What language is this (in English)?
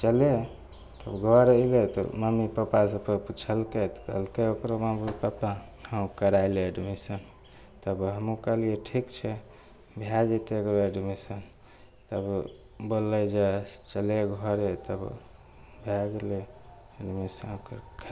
Maithili